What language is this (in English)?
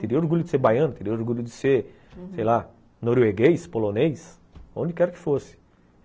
Portuguese